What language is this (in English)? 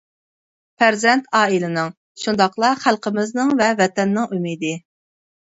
Uyghur